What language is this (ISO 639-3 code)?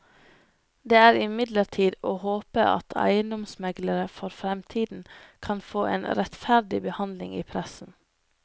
nor